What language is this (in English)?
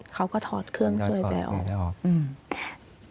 Thai